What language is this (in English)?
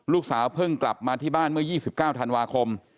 Thai